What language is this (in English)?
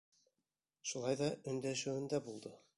Bashkir